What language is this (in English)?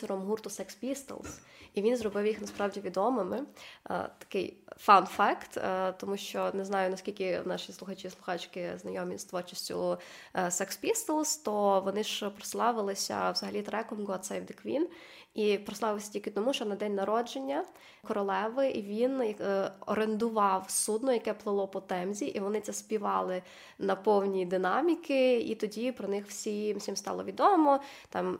Ukrainian